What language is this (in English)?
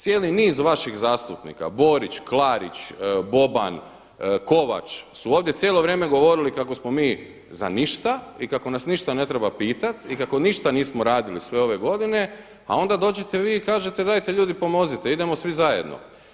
Croatian